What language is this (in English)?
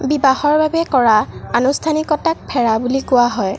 Assamese